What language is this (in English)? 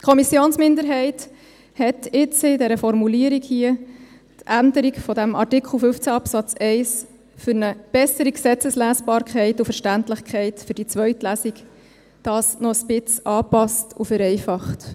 Swiss German